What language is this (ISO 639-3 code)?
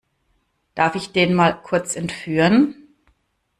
deu